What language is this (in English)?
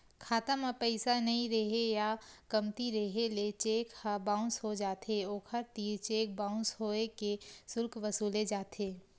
Chhattisgarhi